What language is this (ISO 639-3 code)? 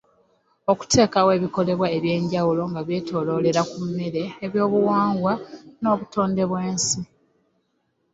lug